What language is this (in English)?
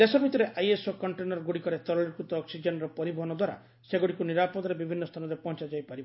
Odia